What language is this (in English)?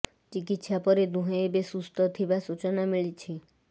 Odia